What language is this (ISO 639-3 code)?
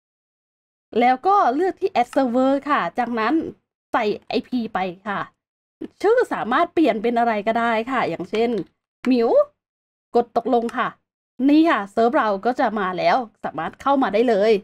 tha